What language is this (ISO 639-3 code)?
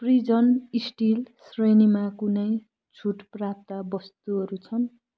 nep